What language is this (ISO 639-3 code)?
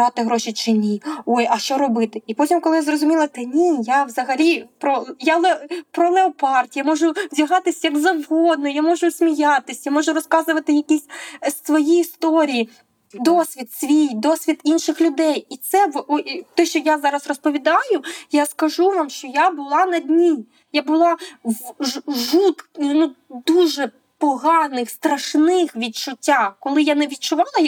ukr